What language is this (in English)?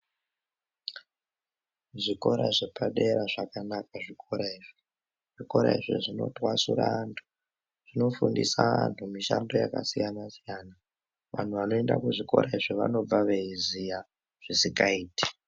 Ndau